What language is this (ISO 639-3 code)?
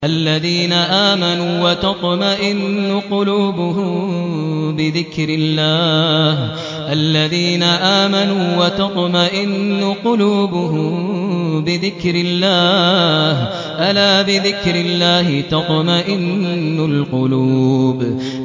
ara